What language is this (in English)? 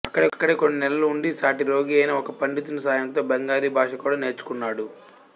Telugu